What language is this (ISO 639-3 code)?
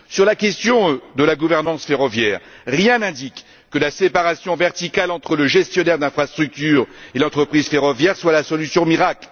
fra